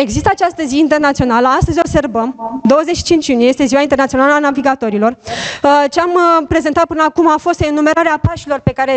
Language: Romanian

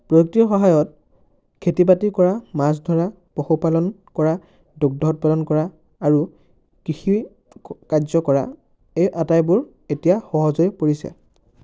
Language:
Assamese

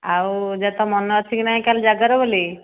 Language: Odia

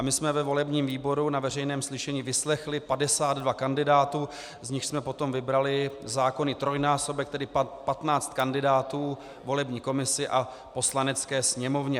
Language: Czech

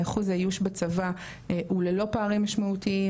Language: Hebrew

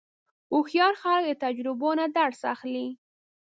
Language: Pashto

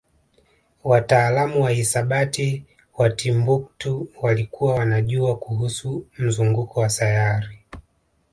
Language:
Swahili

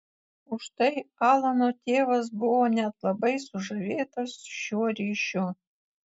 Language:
Lithuanian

